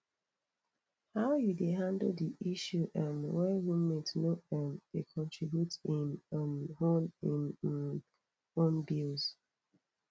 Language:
Nigerian Pidgin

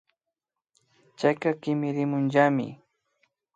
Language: Imbabura Highland Quichua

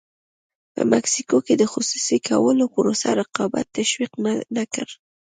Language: Pashto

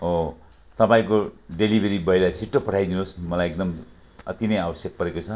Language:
Nepali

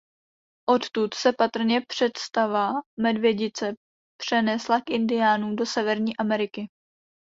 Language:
Czech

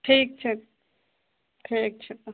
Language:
Maithili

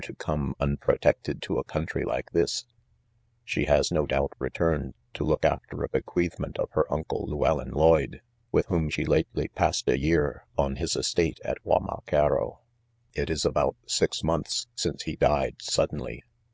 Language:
English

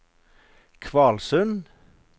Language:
Norwegian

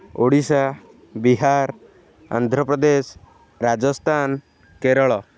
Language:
Odia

